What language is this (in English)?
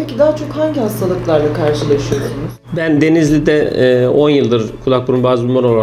Turkish